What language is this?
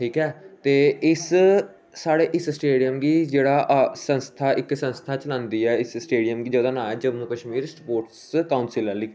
Dogri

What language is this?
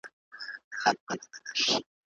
Pashto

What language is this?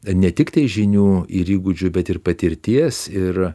Lithuanian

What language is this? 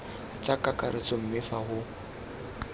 Tswana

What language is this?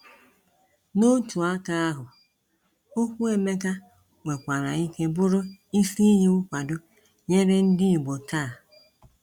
Igbo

